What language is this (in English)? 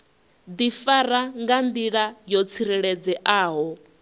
Venda